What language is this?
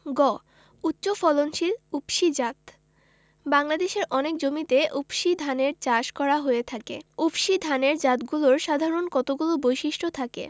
Bangla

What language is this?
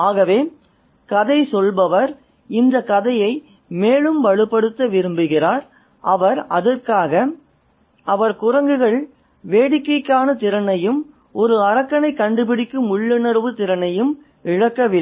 Tamil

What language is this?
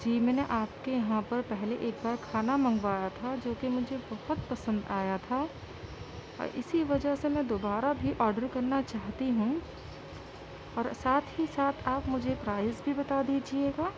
Urdu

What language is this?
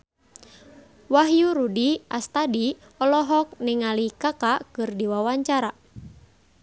Sundanese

